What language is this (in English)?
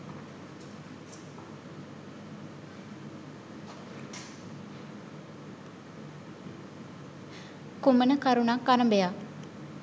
Sinhala